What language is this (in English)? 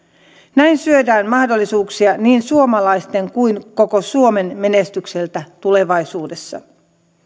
Finnish